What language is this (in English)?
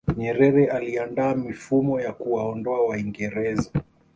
Swahili